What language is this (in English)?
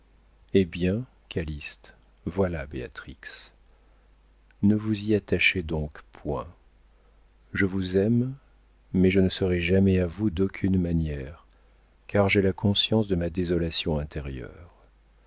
French